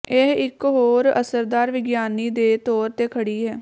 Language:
Punjabi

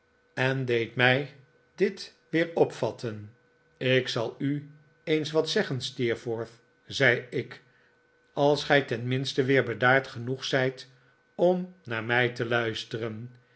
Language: Dutch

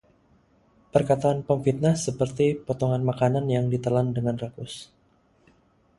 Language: Indonesian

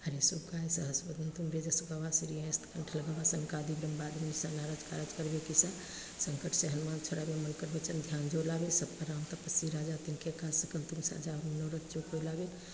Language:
Maithili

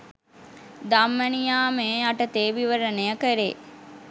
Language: Sinhala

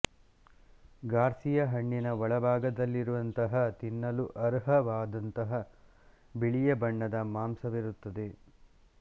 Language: Kannada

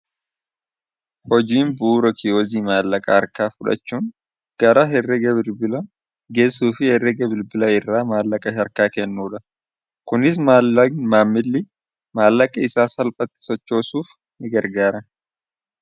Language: Oromo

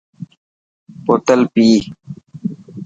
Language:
Dhatki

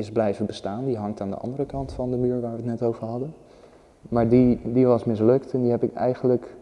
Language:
Dutch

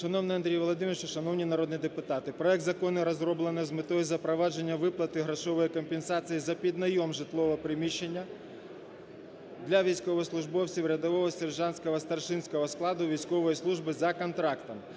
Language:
Ukrainian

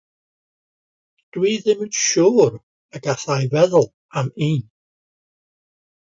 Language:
Welsh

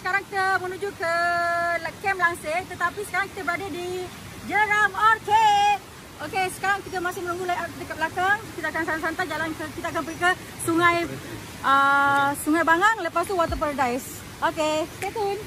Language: Malay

